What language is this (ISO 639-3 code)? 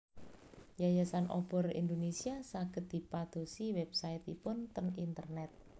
jav